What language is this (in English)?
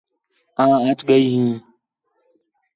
Khetrani